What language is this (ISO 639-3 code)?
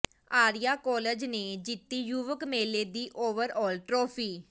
pan